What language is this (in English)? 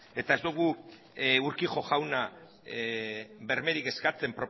Basque